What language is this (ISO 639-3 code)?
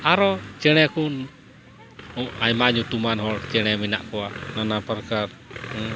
sat